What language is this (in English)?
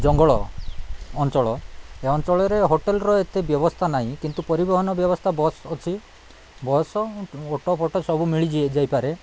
Odia